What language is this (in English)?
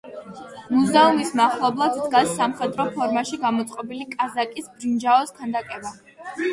Georgian